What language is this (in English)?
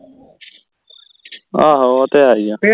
Punjabi